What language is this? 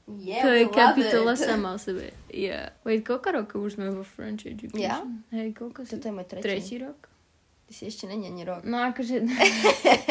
Slovak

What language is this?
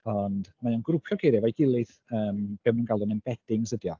Welsh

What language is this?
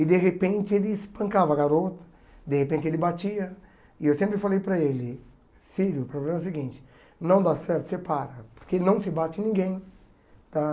Portuguese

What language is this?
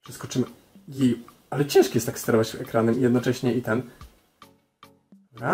Polish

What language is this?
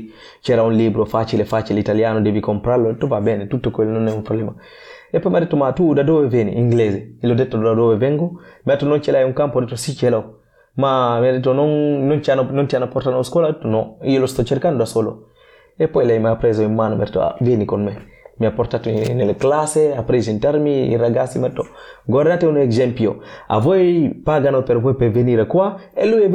Italian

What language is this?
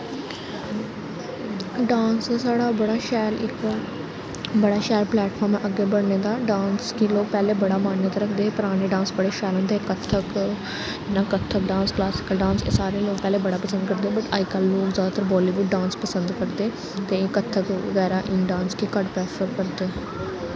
Dogri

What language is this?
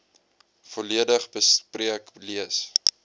Afrikaans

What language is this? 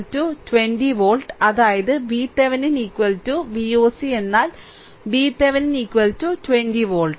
Malayalam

